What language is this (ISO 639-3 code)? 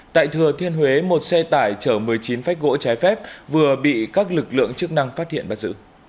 vie